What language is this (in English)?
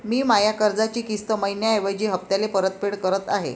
Marathi